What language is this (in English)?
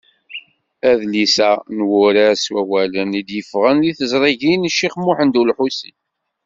Kabyle